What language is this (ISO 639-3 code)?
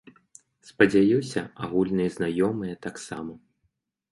bel